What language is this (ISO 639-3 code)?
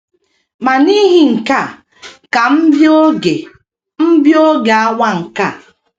ibo